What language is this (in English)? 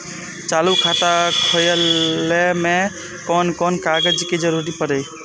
Maithili